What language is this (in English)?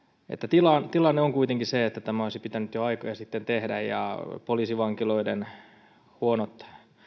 Finnish